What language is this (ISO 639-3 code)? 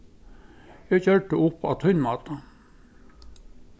fao